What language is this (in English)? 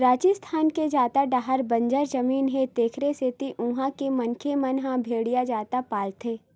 Chhattisgarhi